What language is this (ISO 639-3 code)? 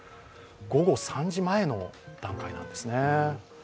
jpn